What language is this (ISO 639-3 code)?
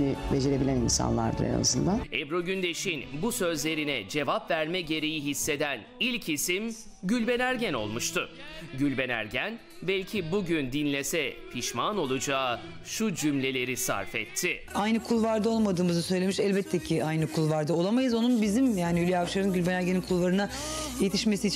tur